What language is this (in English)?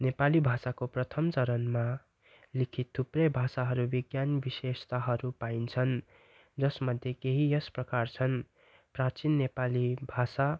Nepali